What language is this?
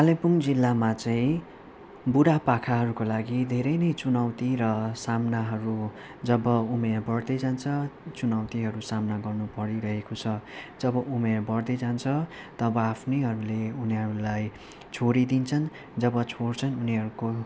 Nepali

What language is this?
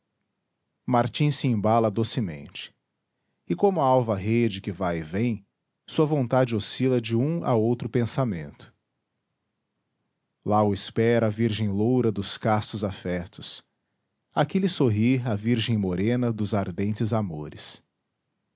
Portuguese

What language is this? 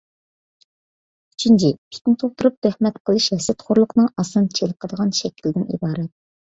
Uyghur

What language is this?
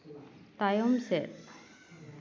Santali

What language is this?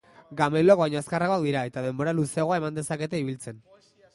Basque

